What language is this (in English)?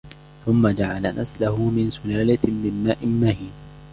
Arabic